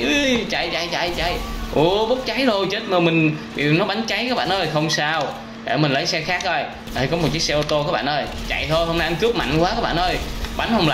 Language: Vietnamese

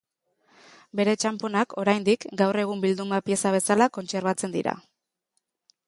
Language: Basque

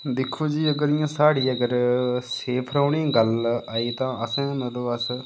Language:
Dogri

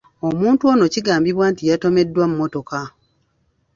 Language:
Ganda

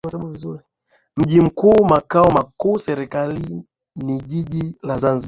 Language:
Swahili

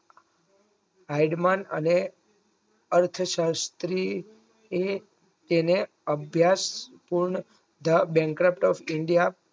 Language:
Gujarati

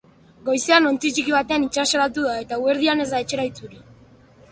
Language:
Basque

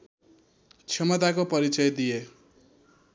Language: Nepali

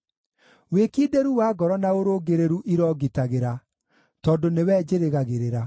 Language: Kikuyu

